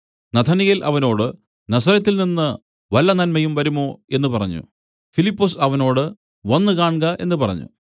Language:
Malayalam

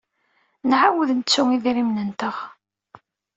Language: Kabyle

